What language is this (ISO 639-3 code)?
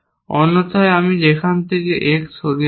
ben